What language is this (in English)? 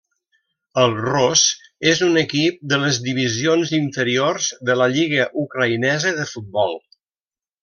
Catalan